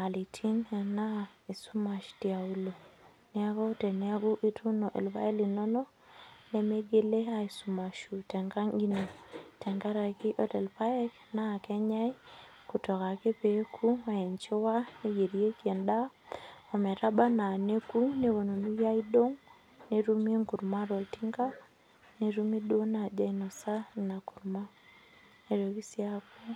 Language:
Masai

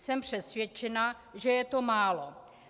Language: Czech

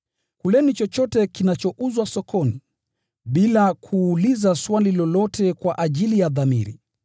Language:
Swahili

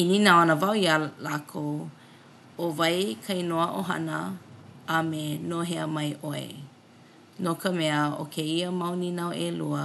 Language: Hawaiian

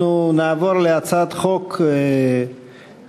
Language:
Hebrew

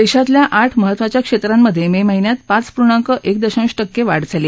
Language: Marathi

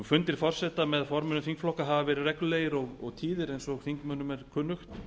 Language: Icelandic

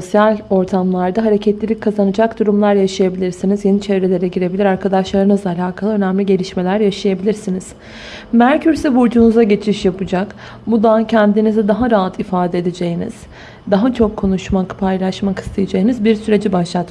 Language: Turkish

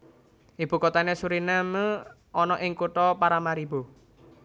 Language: Javanese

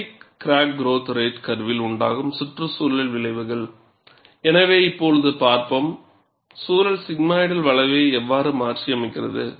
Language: Tamil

